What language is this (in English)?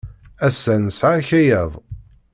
Kabyle